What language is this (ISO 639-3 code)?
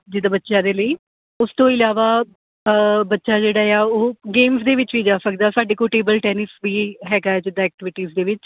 pan